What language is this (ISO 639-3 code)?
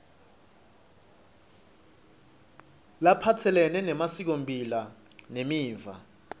ssw